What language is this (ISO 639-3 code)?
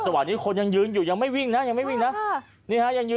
tha